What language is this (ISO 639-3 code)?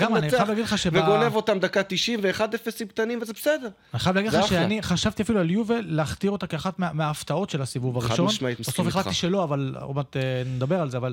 heb